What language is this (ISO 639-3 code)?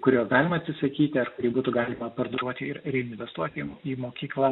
lit